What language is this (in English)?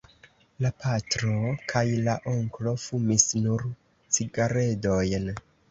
Esperanto